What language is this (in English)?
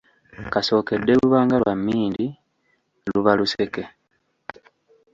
Ganda